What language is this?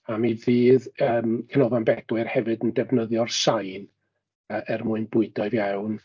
Welsh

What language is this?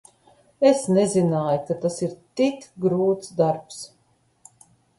Latvian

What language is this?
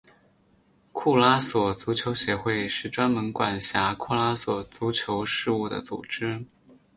Chinese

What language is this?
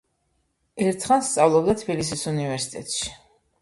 Georgian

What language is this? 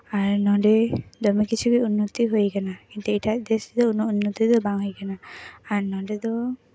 Santali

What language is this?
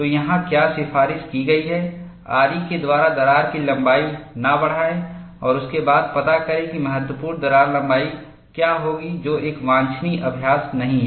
Hindi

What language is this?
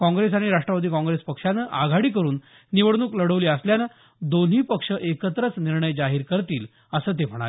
Marathi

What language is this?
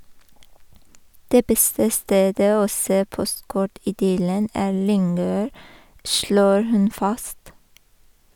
Norwegian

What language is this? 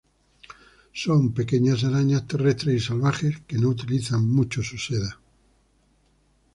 Spanish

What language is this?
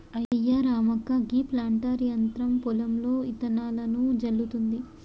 Telugu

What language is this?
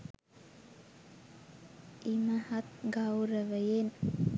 Sinhala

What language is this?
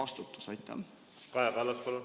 Estonian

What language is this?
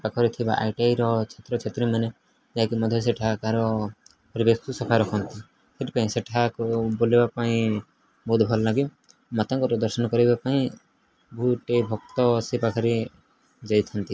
Odia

